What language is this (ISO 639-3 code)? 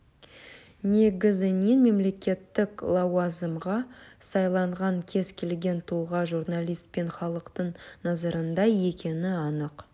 kaz